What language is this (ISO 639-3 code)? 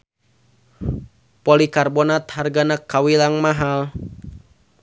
sun